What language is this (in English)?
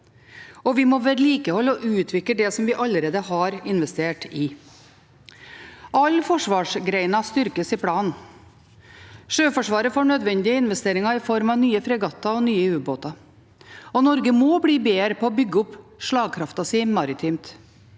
Norwegian